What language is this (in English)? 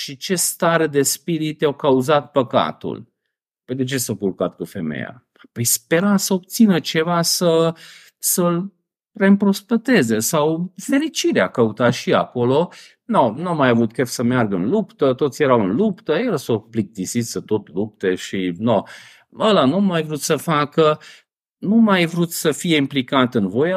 Romanian